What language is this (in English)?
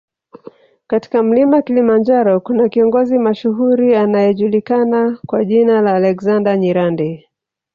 Swahili